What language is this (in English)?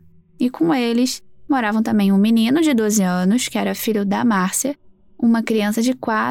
Portuguese